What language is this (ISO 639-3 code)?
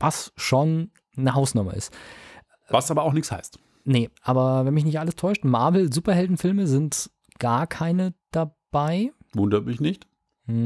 deu